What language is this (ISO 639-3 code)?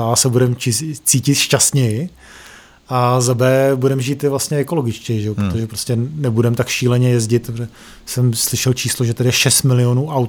ces